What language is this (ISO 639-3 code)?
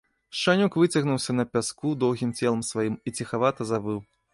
bel